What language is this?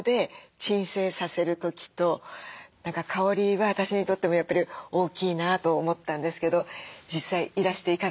Japanese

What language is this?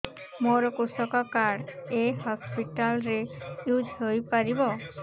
Odia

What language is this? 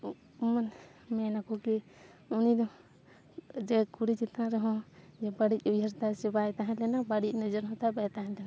Santali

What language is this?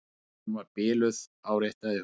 Icelandic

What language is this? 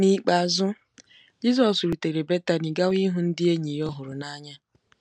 Igbo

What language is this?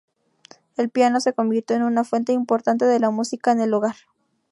Spanish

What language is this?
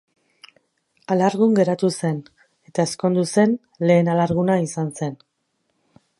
Basque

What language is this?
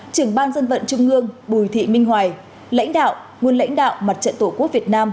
Vietnamese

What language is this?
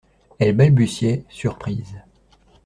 French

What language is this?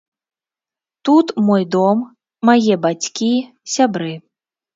Belarusian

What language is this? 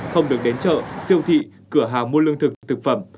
Vietnamese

